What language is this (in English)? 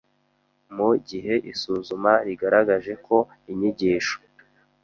Kinyarwanda